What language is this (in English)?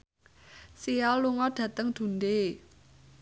Javanese